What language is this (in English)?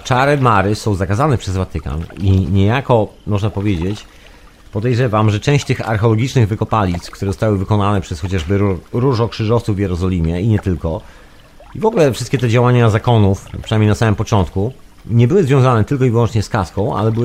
Polish